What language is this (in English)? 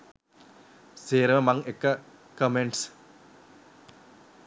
Sinhala